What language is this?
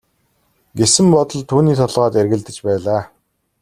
Mongolian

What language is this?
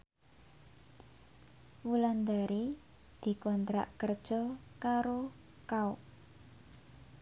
Javanese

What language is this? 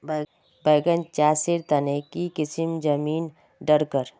Magahi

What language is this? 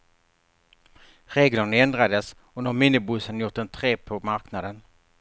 Swedish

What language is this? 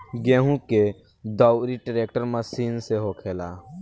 Bhojpuri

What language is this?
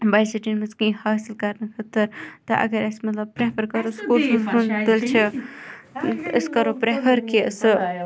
Kashmiri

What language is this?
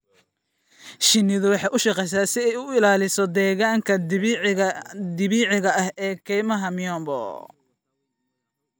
Somali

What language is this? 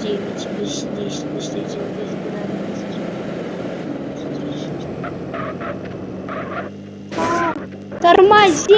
Russian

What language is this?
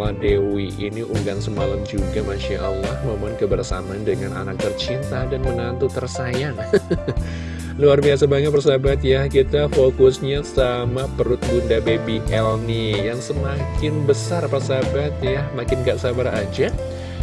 Indonesian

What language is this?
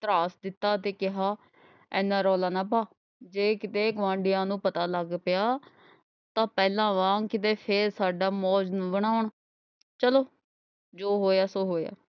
Punjabi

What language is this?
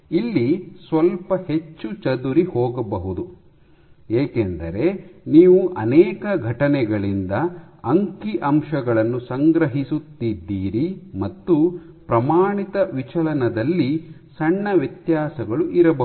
Kannada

